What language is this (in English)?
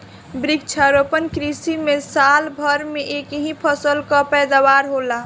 Bhojpuri